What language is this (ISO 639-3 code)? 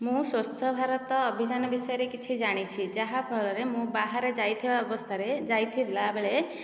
ori